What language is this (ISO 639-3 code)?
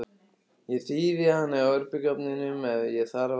isl